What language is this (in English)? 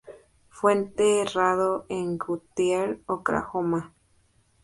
Spanish